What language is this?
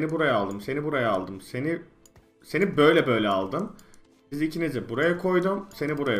Turkish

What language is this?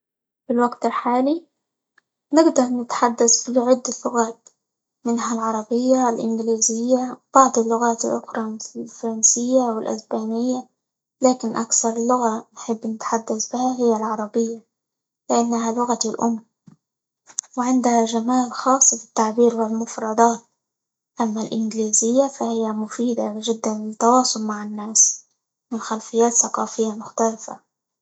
Libyan Arabic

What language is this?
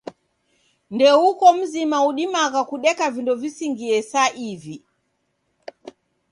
Taita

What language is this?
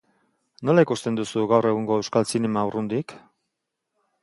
Basque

